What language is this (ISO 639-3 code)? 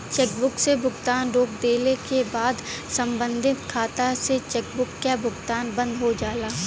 bho